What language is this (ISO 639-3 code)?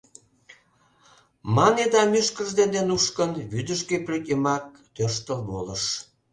chm